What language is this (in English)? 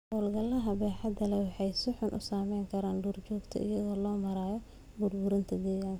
Somali